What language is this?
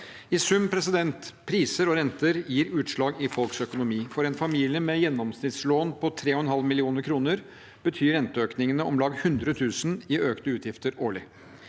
Norwegian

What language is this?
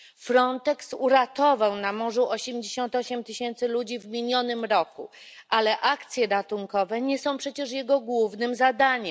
Polish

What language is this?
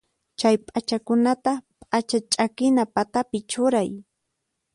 Puno Quechua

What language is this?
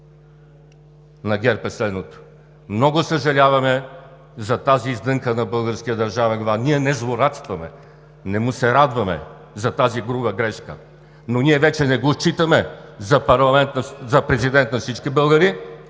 Bulgarian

